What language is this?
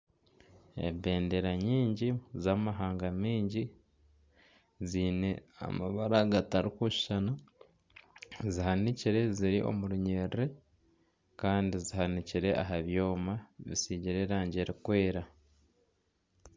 Nyankole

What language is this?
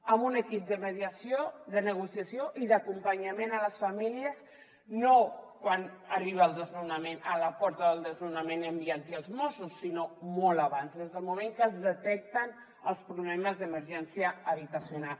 Catalan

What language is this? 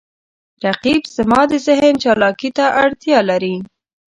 Pashto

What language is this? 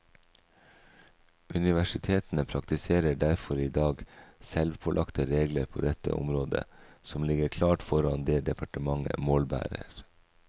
Norwegian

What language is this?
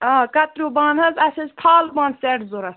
Kashmiri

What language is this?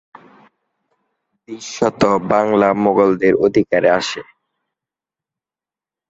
Bangla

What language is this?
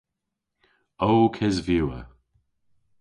Cornish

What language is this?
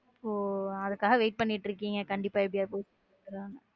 Tamil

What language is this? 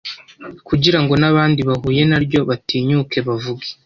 Kinyarwanda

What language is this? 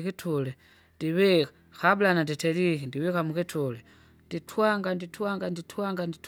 Kinga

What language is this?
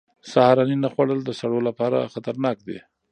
Pashto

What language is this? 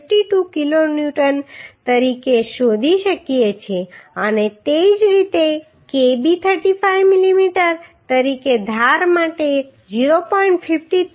Gujarati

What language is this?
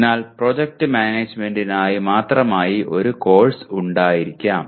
Malayalam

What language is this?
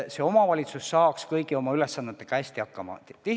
Estonian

